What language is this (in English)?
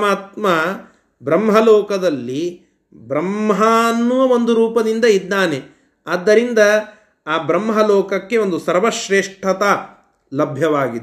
Kannada